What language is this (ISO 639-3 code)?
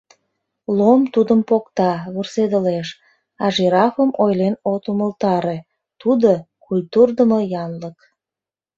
chm